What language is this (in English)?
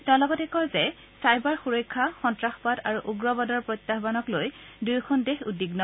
Assamese